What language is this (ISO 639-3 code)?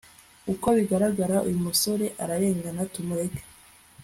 kin